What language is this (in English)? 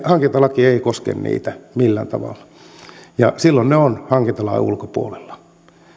Finnish